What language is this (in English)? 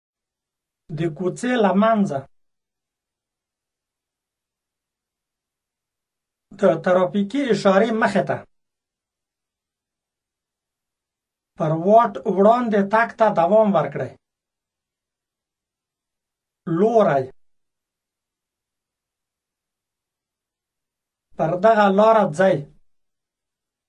Romanian